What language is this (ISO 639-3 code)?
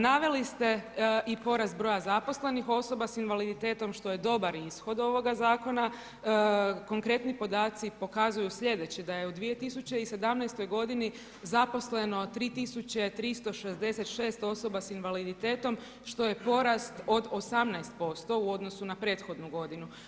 hrv